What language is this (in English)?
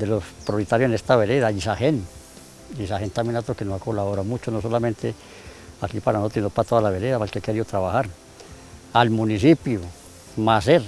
Spanish